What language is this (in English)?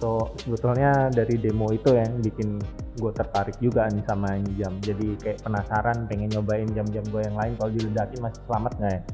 Indonesian